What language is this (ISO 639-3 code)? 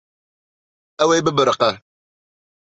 kur